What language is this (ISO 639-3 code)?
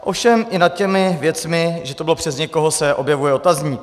ces